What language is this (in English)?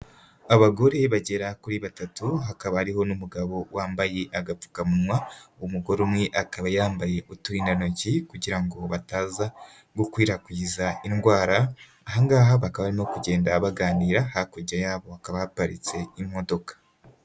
Kinyarwanda